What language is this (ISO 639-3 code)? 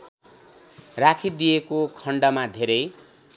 nep